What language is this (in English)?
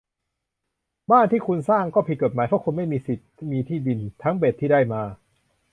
Thai